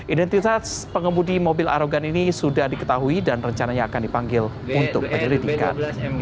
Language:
Indonesian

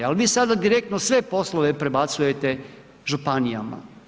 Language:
Croatian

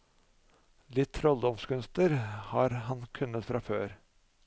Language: Norwegian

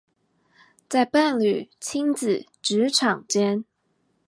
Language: Chinese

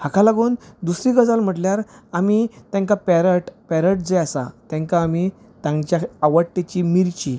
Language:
Konkani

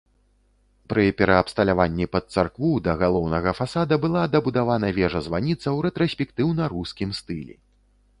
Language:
Belarusian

